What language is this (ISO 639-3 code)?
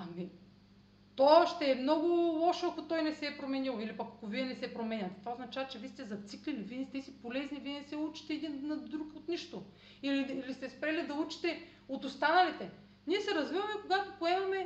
bul